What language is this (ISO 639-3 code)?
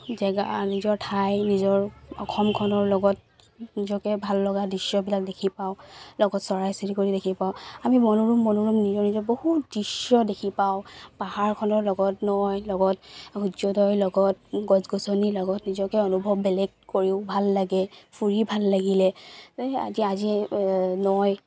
asm